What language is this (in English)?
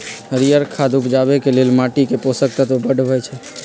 Magahi